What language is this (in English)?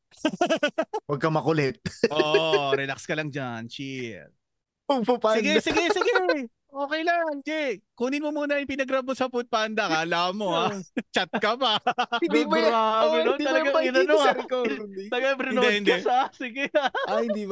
Filipino